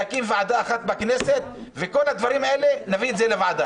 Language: Hebrew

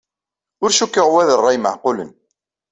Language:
Kabyle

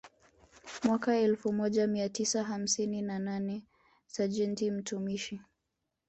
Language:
Swahili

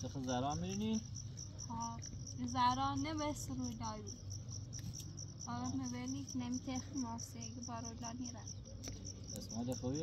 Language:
Persian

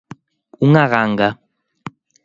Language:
Galician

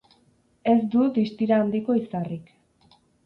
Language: Basque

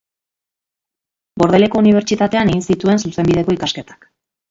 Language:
Basque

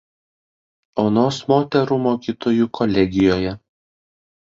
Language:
Lithuanian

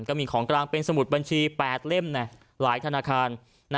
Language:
Thai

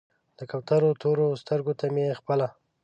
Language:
Pashto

